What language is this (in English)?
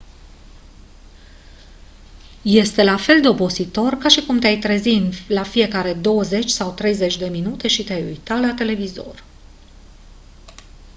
Romanian